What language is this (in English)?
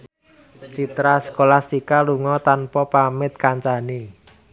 Javanese